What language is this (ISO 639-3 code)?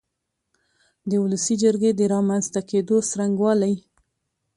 pus